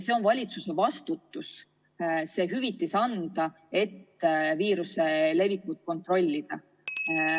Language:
Estonian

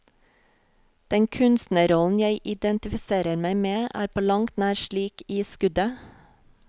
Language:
Norwegian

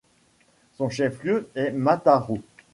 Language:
French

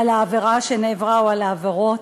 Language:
Hebrew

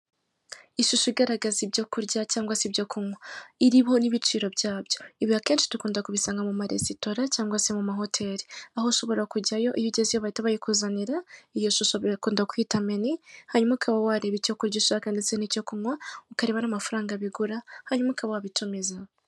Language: Kinyarwanda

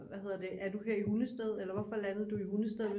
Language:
Danish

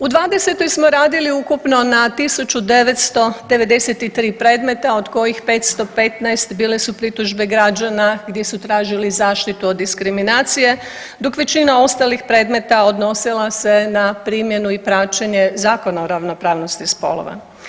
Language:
Croatian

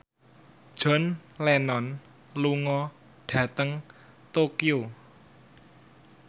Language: Javanese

